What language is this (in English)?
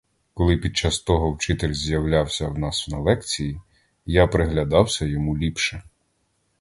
Ukrainian